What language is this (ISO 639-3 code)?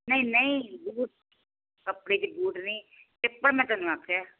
pan